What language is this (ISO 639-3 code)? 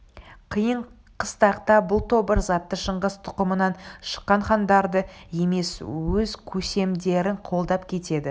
kaz